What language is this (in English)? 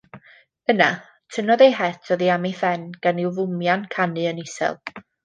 Welsh